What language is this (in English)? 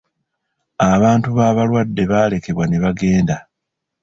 Ganda